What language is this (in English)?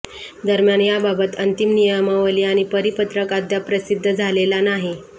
Marathi